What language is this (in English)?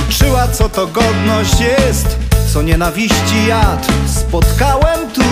Polish